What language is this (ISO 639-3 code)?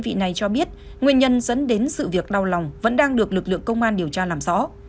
vie